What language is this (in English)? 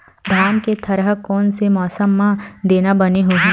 Chhattisgarhi